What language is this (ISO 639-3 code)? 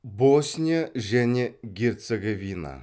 kaz